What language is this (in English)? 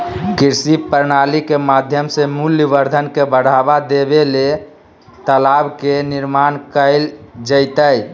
Magahi